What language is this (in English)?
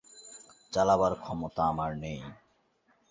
Bangla